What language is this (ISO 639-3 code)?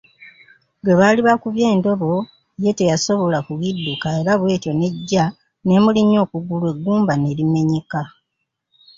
lug